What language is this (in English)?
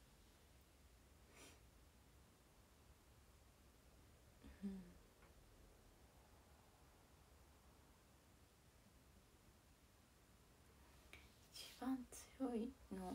Japanese